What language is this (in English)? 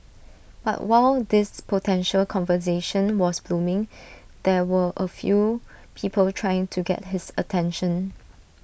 English